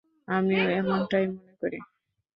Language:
Bangla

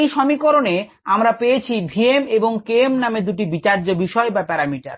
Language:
Bangla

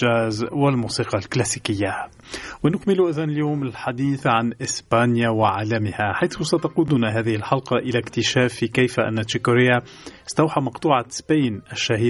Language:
Arabic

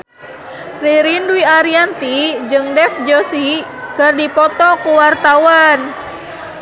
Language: Sundanese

